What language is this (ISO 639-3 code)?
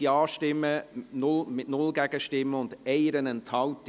gsw